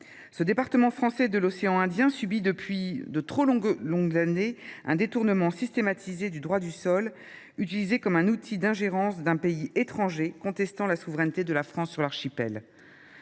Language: French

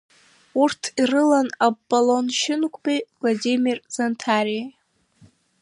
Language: Abkhazian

